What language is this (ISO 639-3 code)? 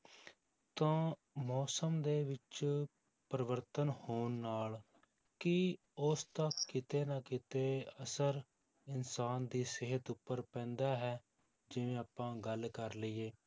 pan